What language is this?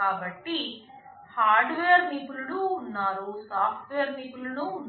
Telugu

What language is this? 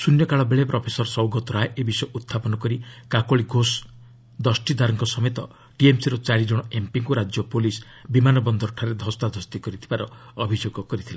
Odia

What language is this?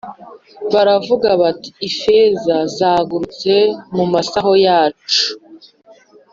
Kinyarwanda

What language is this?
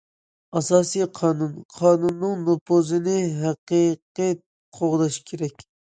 Uyghur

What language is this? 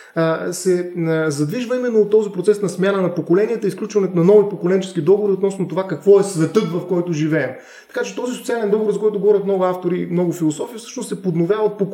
Bulgarian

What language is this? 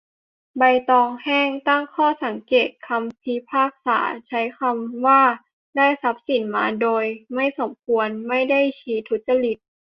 Thai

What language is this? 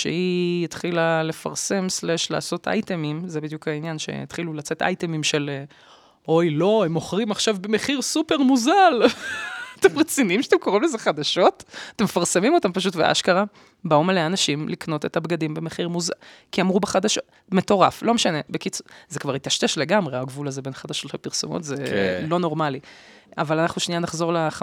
Hebrew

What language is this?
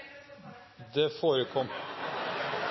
Norwegian Nynorsk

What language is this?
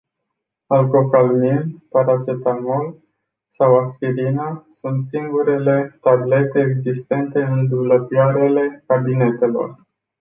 Romanian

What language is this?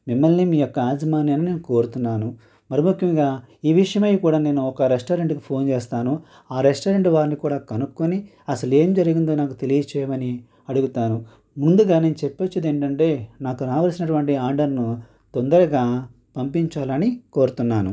Telugu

